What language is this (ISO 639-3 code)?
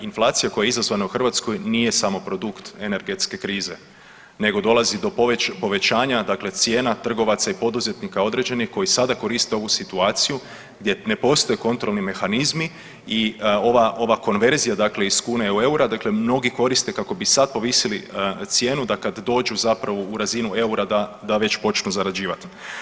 hrv